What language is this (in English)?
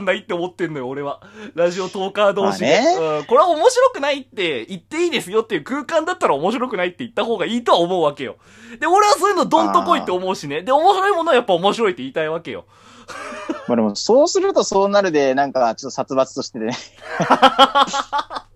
Japanese